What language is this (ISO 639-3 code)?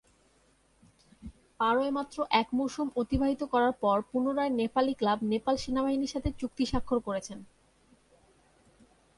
ben